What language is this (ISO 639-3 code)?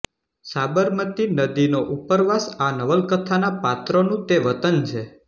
guj